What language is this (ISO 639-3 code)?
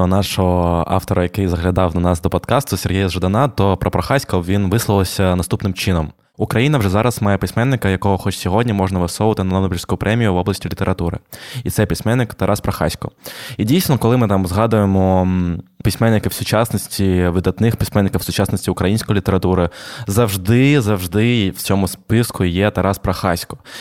ukr